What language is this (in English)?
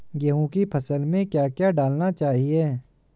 Hindi